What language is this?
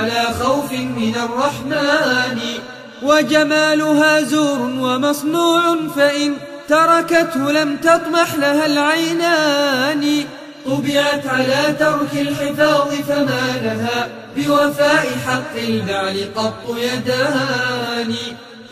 Arabic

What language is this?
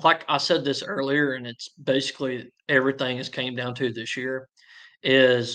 English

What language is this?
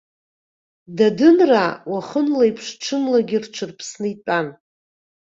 Abkhazian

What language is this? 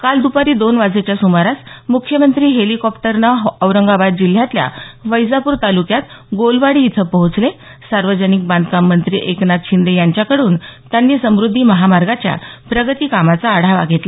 Marathi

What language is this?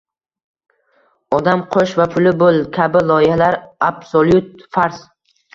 Uzbek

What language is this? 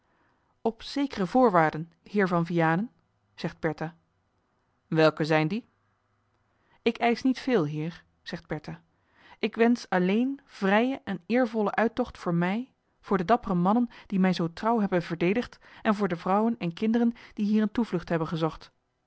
Dutch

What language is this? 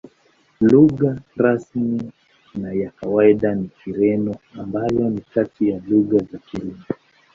Swahili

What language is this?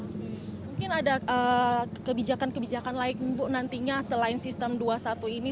Indonesian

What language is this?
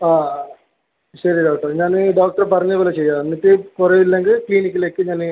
Malayalam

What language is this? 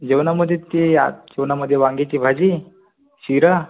Marathi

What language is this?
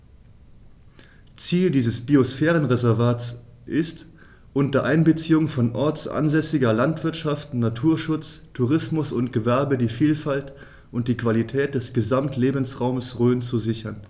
German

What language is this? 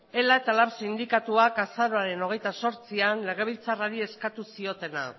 Basque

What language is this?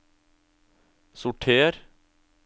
Norwegian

